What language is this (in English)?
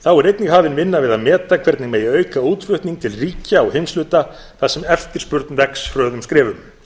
Icelandic